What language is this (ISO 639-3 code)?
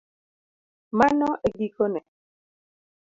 luo